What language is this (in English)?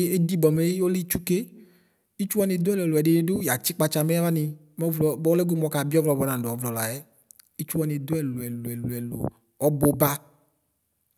Ikposo